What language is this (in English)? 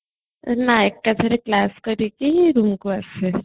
Odia